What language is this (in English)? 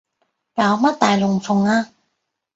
Cantonese